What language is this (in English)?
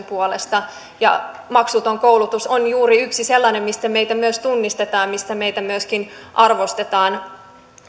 Finnish